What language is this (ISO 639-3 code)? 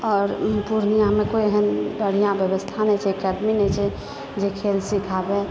mai